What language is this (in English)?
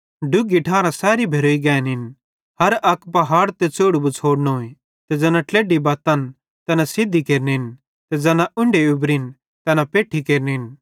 Bhadrawahi